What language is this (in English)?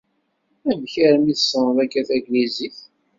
Kabyle